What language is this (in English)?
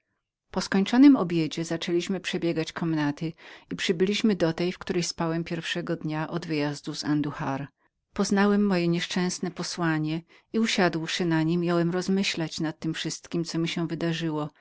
Polish